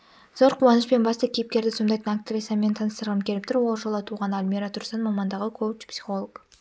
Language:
Kazakh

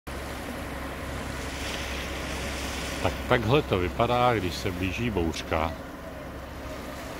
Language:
Czech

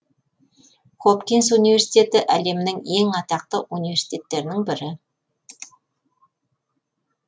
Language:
Kazakh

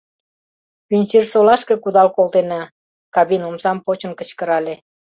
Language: Mari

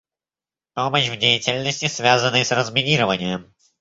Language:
Russian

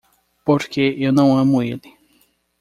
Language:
Portuguese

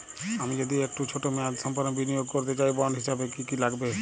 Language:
Bangla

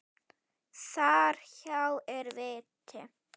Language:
Icelandic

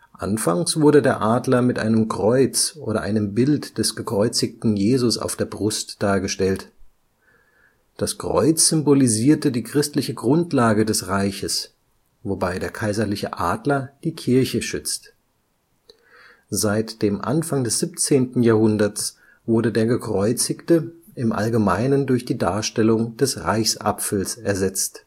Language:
German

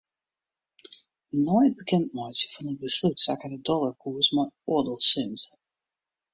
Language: Western Frisian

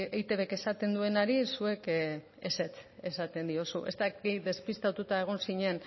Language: Basque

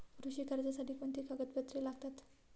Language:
Marathi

